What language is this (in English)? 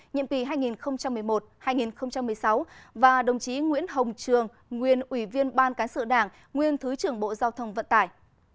Vietnamese